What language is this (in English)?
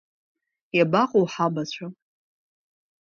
Abkhazian